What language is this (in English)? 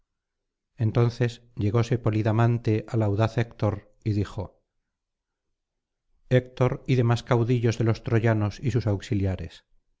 Spanish